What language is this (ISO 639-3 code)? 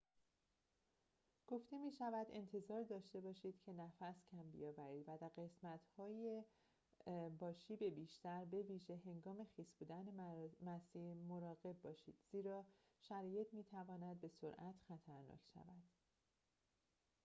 fas